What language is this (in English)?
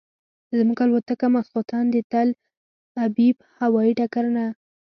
Pashto